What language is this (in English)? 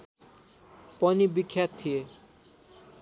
Nepali